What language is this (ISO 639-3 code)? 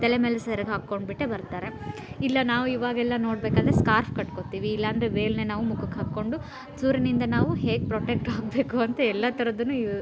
kan